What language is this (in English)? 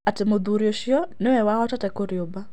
Kikuyu